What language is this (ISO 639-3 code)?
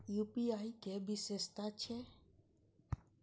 mai